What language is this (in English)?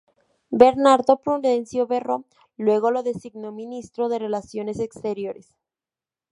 Spanish